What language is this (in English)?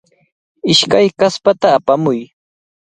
Cajatambo North Lima Quechua